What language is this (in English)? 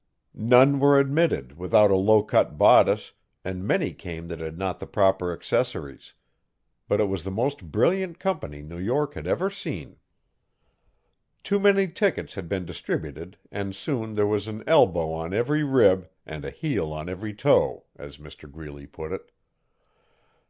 English